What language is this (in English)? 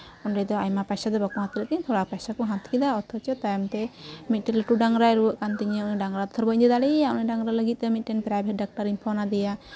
Santali